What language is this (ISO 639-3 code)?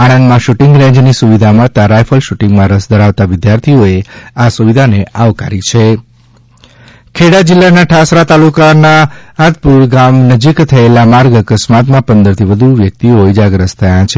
guj